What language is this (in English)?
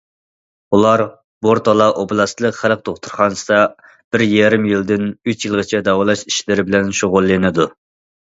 Uyghur